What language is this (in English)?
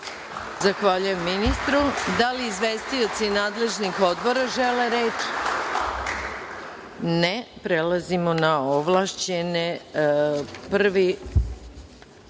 Serbian